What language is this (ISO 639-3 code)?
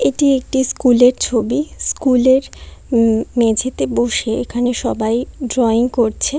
ben